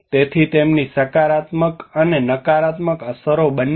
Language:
Gujarati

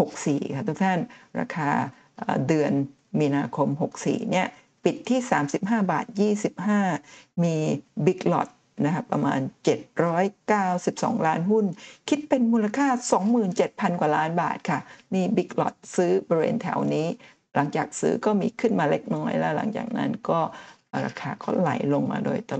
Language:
Thai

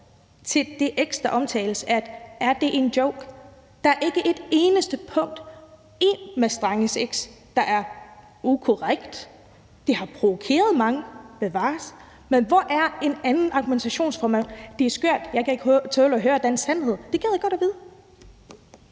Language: Danish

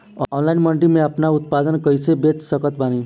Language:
Bhojpuri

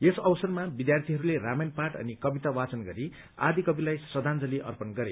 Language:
Nepali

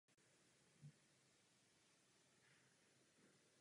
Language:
Czech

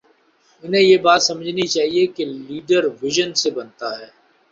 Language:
Urdu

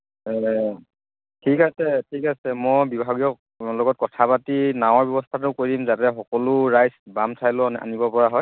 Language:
Assamese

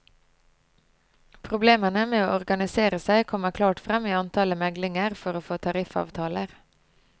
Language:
Norwegian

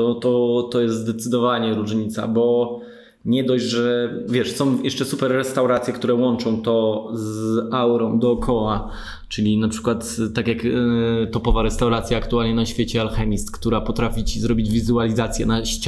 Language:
Polish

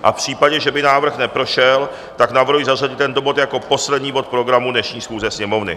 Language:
Czech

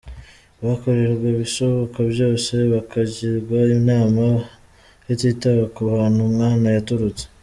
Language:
Kinyarwanda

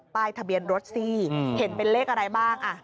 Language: Thai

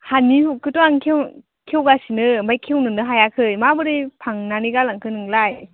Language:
Bodo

